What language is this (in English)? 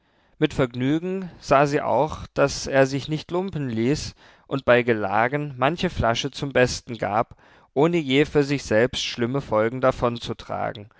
German